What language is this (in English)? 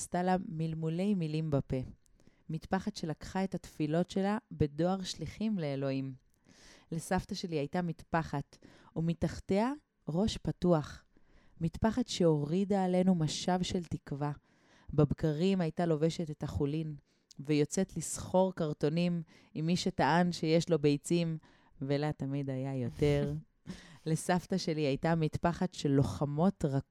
Hebrew